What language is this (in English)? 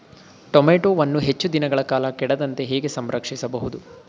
Kannada